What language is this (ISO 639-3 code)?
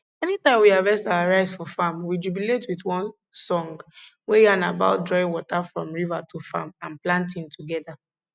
pcm